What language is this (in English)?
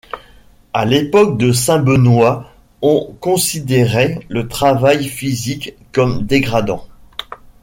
French